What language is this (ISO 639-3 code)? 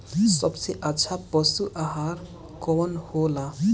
bho